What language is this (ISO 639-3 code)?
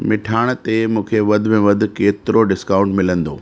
snd